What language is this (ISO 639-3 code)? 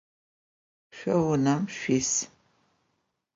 ady